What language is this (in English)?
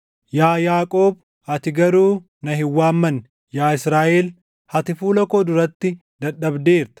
Oromo